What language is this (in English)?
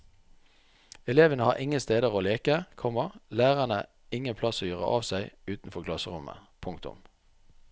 Norwegian